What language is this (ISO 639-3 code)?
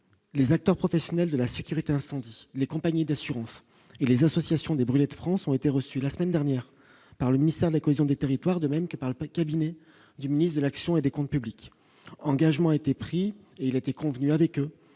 fra